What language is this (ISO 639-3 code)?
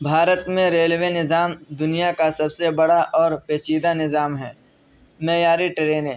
urd